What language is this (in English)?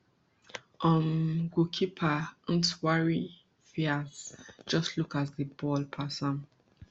Nigerian Pidgin